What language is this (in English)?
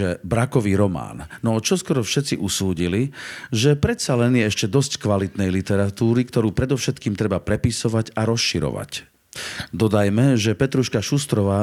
Slovak